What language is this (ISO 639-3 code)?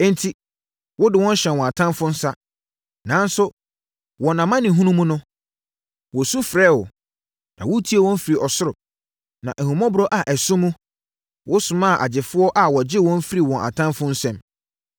aka